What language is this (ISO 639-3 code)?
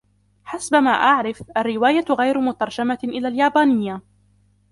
ara